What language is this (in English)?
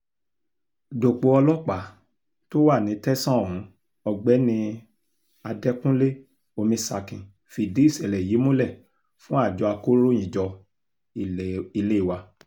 Yoruba